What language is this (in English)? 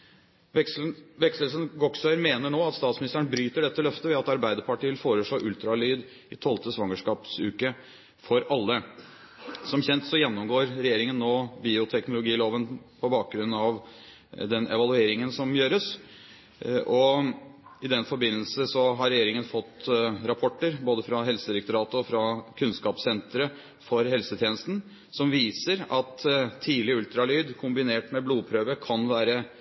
Norwegian Bokmål